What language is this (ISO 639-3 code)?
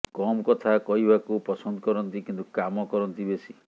ori